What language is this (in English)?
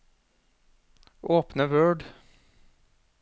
Norwegian